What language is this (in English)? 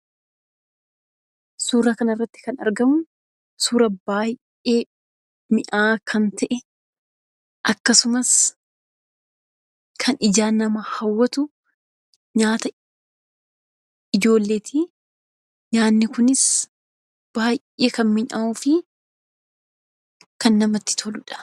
Oromo